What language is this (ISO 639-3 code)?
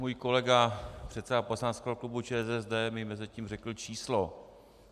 ces